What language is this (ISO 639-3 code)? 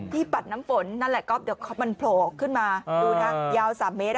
tha